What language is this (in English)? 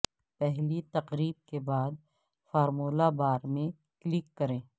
Urdu